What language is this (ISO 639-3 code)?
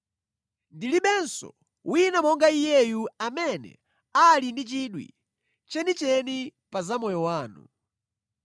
nya